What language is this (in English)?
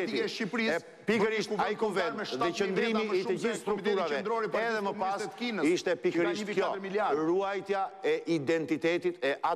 Romanian